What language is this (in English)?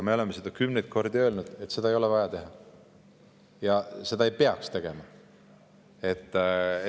Estonian